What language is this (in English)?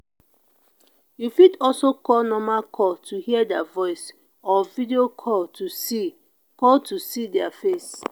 Nigerian Pidgin